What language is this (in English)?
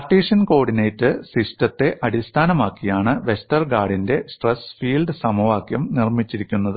Malayalam